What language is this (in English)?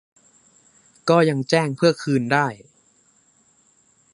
Thai